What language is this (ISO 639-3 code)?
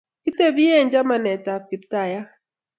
kln